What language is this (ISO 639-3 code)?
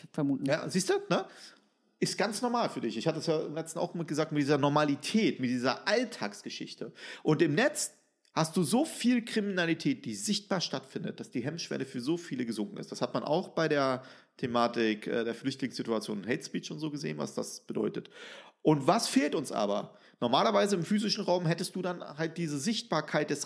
deu